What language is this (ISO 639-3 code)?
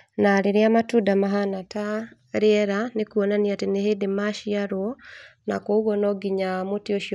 kik